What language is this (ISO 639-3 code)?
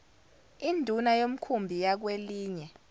zul